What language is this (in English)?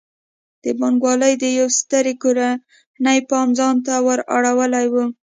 Pashto